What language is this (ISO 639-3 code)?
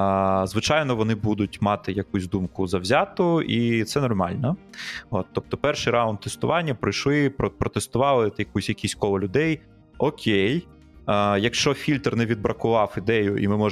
ukr